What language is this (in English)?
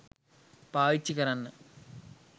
Sinhala